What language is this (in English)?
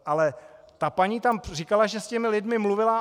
Czech